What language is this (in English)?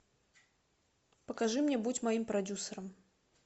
Russian